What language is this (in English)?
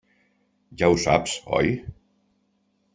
Catalan